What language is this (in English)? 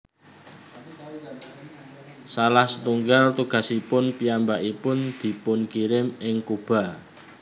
Javanese